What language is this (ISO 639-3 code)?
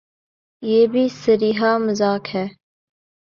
urd